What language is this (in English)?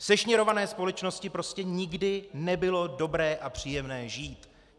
Czech